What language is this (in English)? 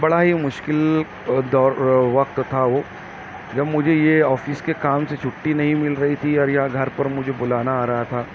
Urdu